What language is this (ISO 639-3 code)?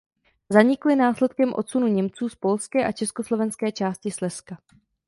ces